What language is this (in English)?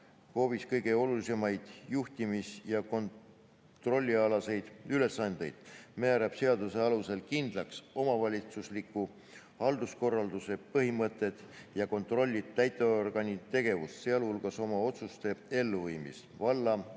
Estonian